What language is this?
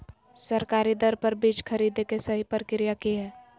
Magahi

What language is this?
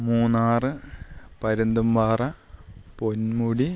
Malayalam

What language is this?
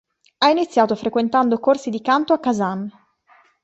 Italian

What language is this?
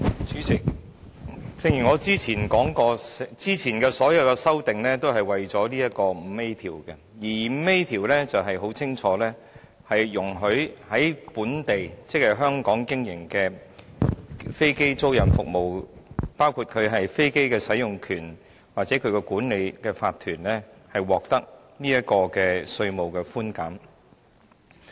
Cantonese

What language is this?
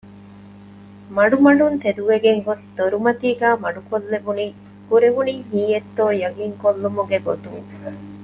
Divehi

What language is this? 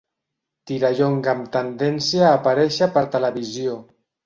Catalan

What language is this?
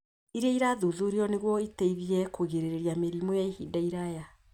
Kikuyu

